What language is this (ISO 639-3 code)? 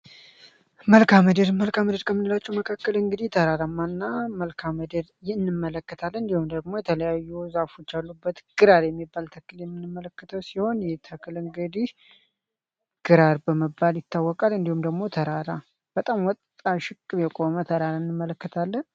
amh